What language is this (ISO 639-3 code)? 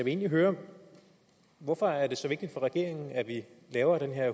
dan